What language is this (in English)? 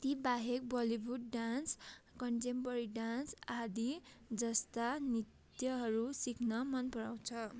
Nepali